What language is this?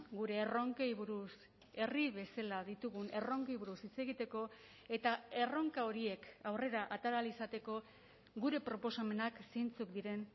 Basque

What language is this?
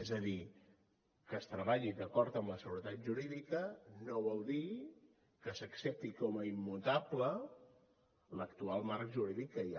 Catalan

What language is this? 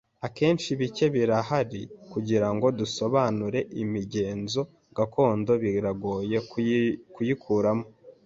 Kinyarwanda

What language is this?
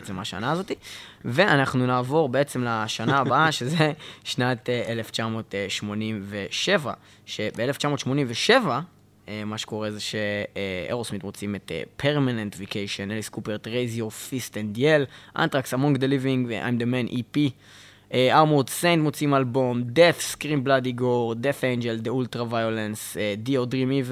Hebrew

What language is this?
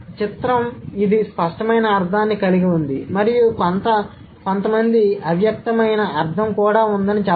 Telugu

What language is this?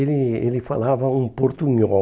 Portuguese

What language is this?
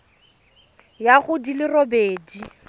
Tswana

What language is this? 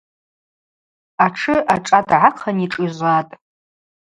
Abaza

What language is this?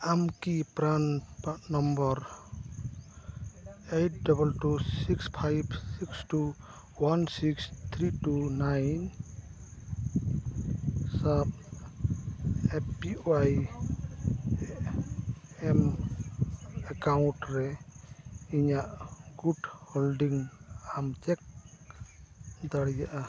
Santali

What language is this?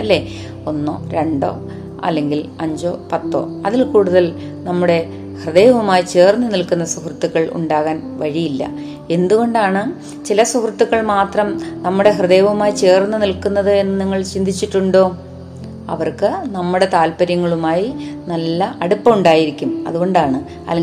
Malayalam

